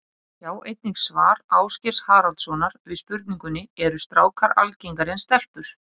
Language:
Icelandic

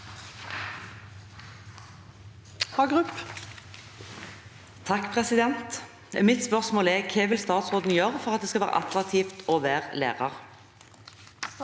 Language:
Norwegian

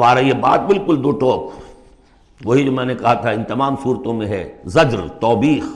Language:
Urdu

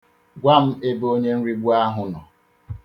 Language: Igbo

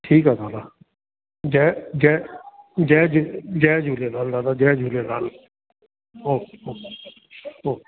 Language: Sindhi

